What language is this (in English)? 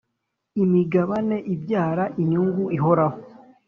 Kinyarwanda